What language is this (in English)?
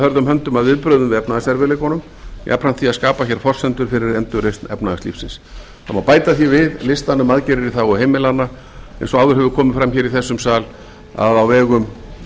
Icelandic